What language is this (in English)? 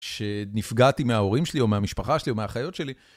Hebrew